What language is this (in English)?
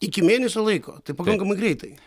Lithuanian